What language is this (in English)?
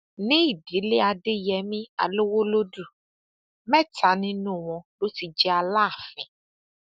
Yoruba